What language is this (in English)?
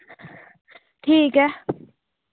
Dogri